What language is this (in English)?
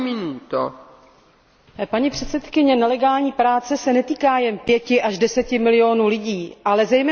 Czech